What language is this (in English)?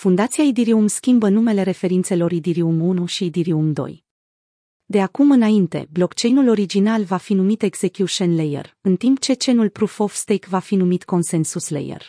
Romanian